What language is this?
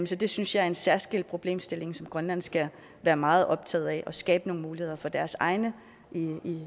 Danish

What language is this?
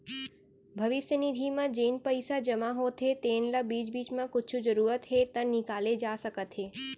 Chhattisgarhi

